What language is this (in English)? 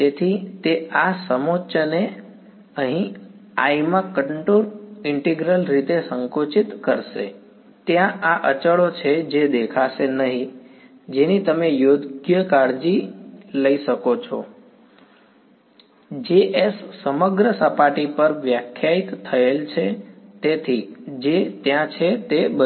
Gujarati